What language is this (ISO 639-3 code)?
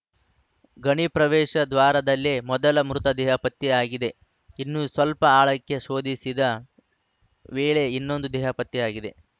kan